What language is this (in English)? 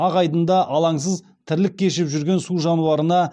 Kazakh